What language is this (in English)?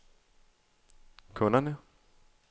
Danish